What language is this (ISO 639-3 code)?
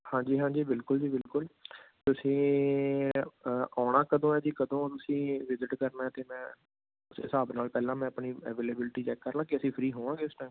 pan